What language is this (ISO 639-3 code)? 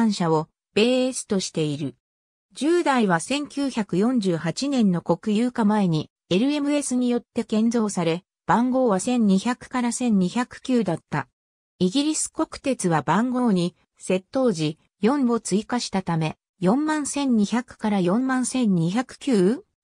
jpn